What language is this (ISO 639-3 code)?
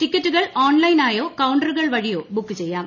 mal